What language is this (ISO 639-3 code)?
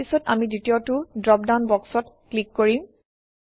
asm